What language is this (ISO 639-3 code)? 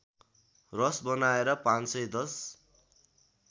nep